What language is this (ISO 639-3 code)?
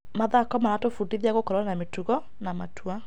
kik